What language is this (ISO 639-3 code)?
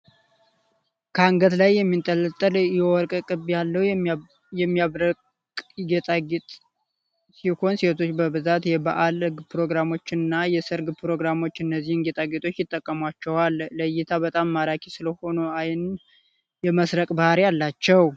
amh